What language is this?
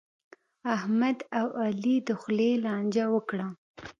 Pashto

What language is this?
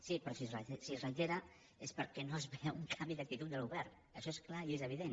Catalan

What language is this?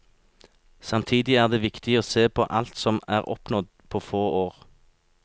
Norwegian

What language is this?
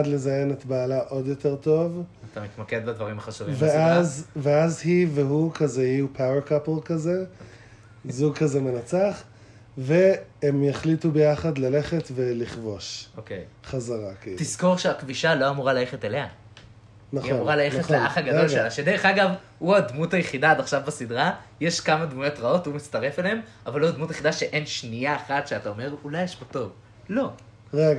Hebrew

